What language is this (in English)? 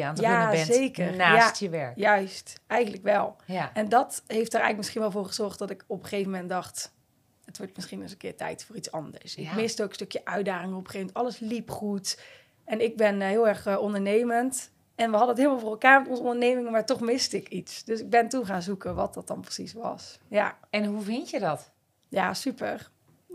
Dutch